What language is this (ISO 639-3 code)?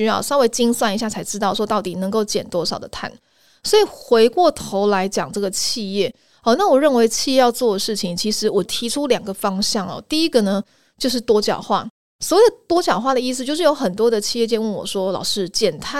zho